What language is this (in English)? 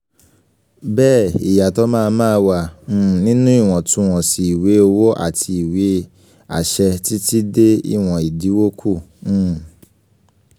Yoruba